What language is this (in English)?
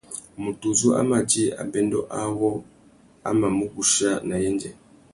Tuki